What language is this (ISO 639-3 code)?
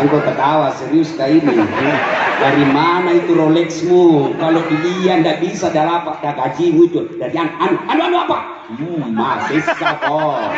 ind